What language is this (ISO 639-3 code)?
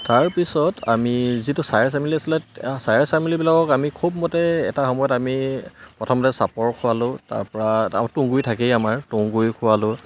asm